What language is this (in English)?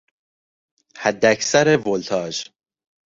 Persian